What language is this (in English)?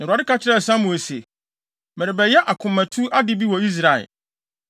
Akan